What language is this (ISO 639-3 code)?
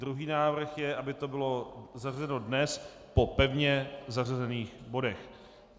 ces